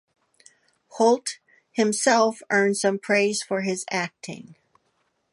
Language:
English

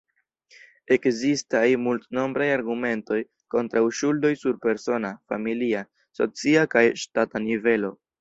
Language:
Esperanto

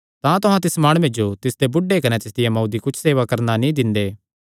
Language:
Kangri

